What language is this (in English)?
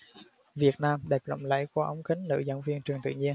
Vietnamese